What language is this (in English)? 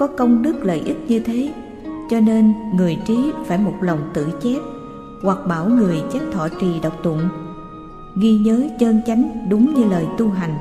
Vietnamese